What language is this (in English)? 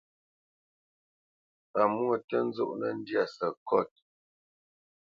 Bamenyam